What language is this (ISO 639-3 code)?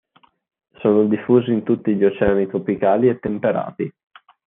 ita